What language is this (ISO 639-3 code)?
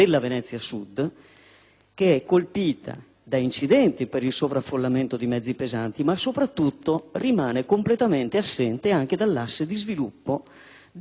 ita